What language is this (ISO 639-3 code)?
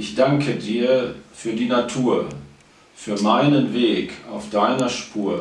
deu